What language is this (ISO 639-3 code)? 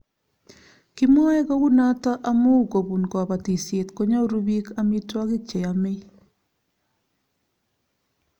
kln